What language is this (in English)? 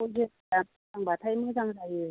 Bodo